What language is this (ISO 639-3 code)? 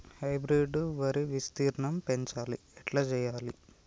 tel